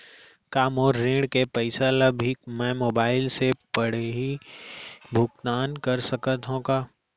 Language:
Chhattisgarhi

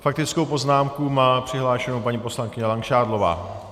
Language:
Czech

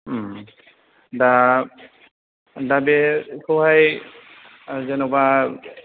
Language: Bodo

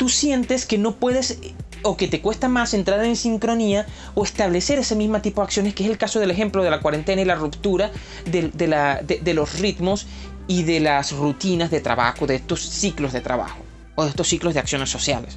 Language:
Spanish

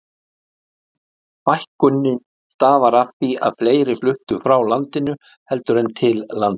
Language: Icelandic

